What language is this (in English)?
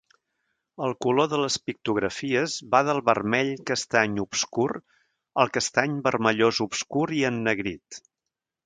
Catalan